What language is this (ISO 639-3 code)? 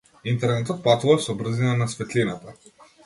mkd